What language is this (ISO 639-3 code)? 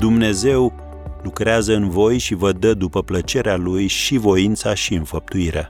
ron